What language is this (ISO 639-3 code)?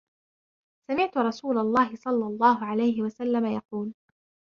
ara